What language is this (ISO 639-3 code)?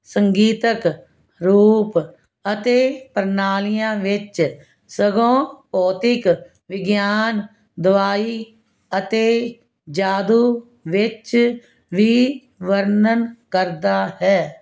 pan